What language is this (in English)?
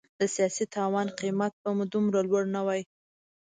Pashto